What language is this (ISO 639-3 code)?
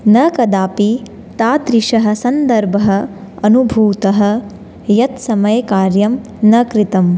san